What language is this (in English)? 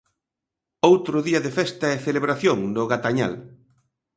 Galician